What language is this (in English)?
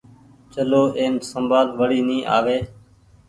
Goaria